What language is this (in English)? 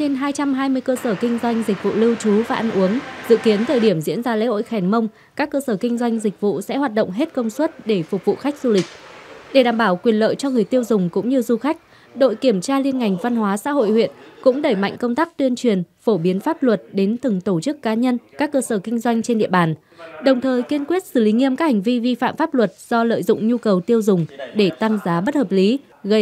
Vietnamese